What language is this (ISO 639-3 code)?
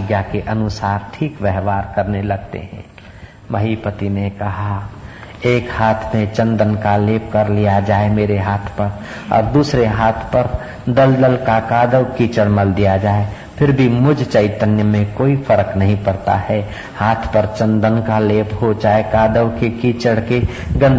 hin